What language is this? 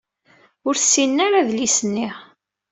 Kabyle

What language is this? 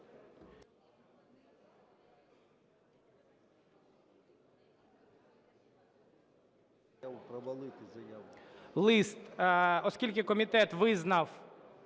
Ukrainian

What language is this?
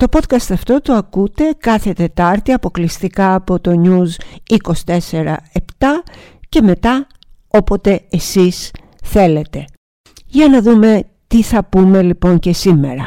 Greek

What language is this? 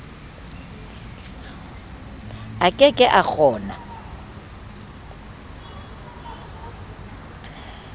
Southern Sotho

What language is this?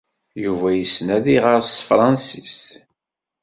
Kabyle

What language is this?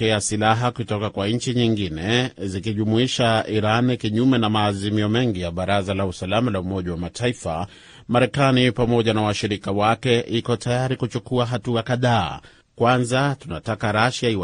Swahili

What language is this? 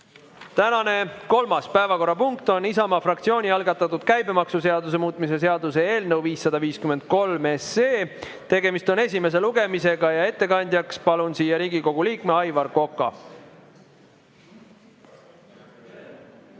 Estonian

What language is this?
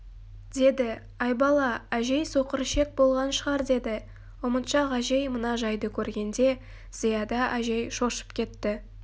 Kazakh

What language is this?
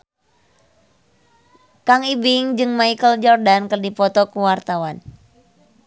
Sundanese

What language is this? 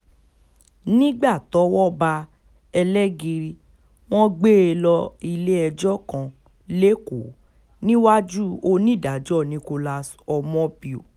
Yoruba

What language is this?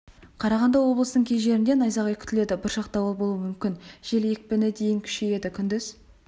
Kazakh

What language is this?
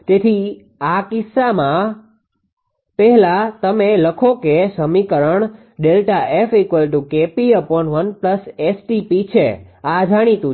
Gujarati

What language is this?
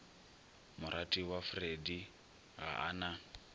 Northern Sotho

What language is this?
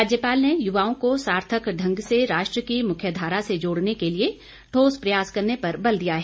Hindi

